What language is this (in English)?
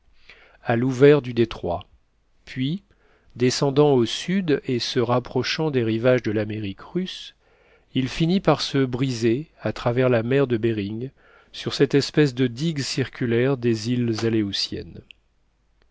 French